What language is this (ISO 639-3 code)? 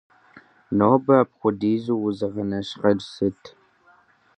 kbd